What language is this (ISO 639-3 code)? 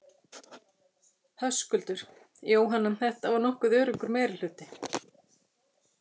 isl